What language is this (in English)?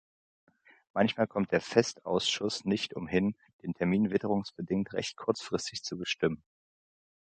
German